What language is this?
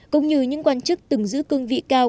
Vietnamese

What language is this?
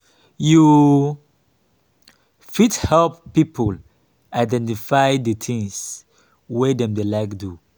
Nigerian Pidgin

